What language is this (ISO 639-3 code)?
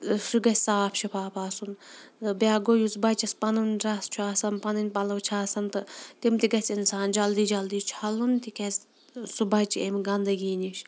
kas